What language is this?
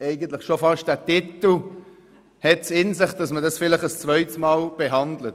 Swiss German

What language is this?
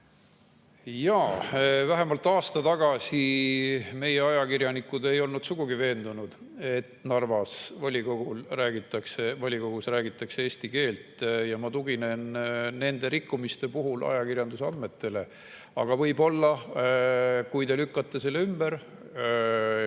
Estonian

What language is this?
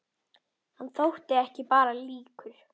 Icelandic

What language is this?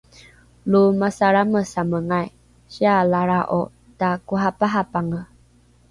Rukai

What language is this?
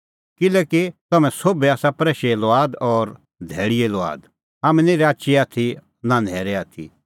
Kullu Pahari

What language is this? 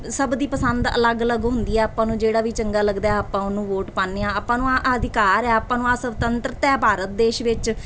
Punjabi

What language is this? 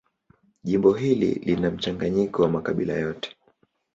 Swahili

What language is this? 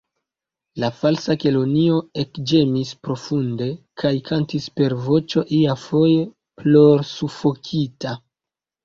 Esperanto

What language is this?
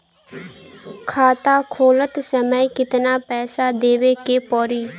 Bhojpuri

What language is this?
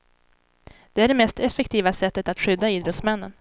Swedish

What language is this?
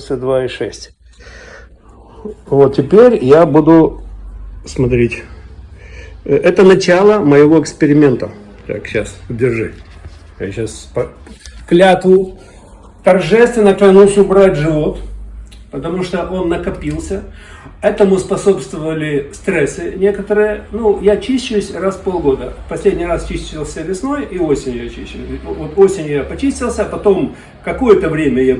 Russian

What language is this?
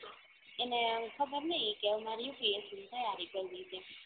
Gujarati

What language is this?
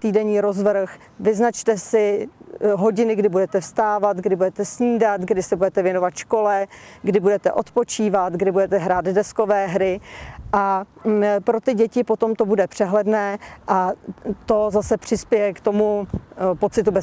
Czech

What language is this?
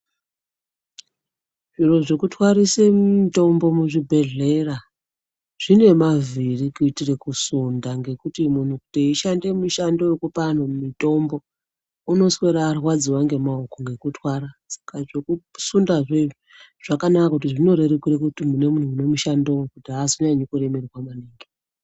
Ndau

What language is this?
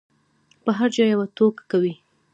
Pashto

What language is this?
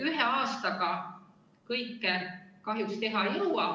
Estonian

